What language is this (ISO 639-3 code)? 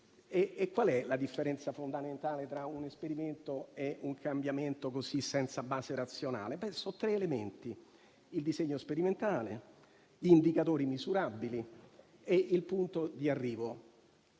ita